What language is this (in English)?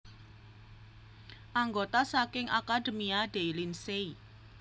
Javanese